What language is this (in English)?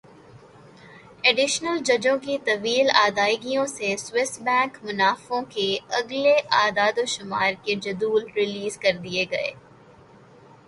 Urdu